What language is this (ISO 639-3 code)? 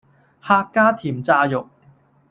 yue